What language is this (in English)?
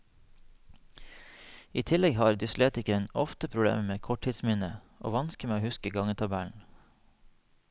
Norwegian